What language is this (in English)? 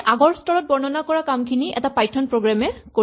Assamese